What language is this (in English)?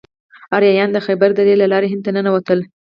Pashto